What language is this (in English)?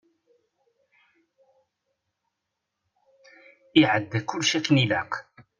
Kabyle